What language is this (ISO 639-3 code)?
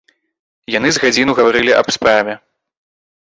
bel